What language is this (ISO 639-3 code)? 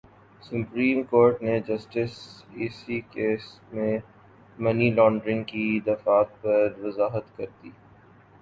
urd